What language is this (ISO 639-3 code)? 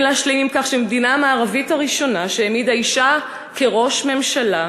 heb